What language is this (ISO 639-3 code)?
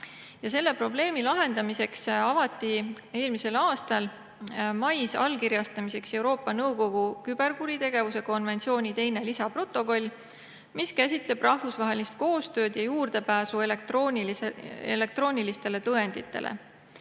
est